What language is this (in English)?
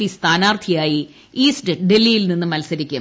Malayalam